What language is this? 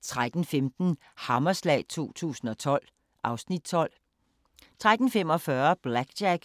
Danish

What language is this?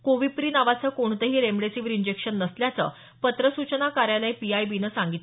Marathi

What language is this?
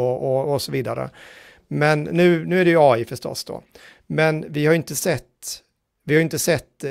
Swedish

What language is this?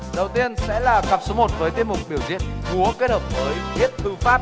Vietnamese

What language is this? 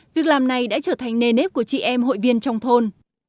Vietnamese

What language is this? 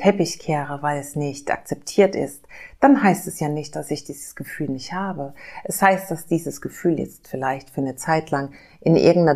German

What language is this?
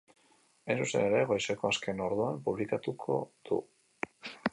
Basque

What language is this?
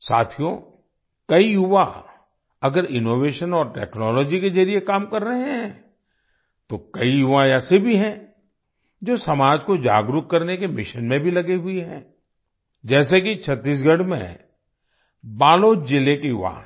Hindi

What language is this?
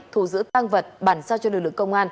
Vietnamese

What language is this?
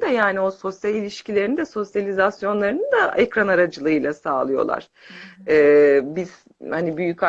Turkish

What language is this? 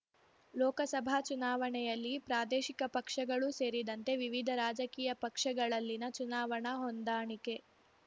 Kannada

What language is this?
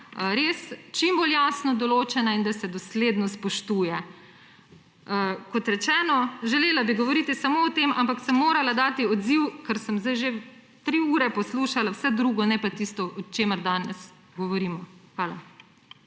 Slovenian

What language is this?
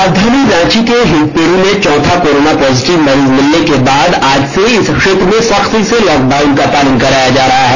Hindi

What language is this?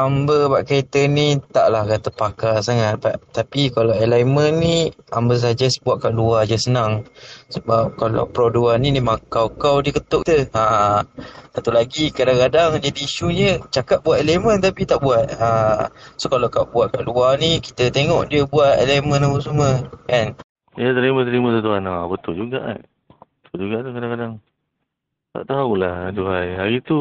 Malay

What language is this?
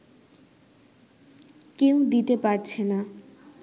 Bangla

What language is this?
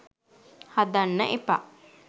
Sinhala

